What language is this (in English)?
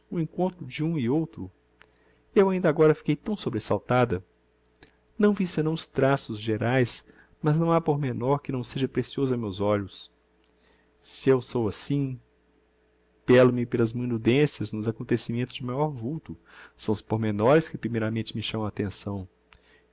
Portuguese